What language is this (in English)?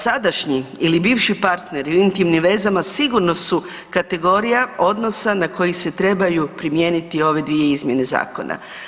Croatian